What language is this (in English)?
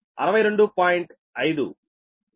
Telugu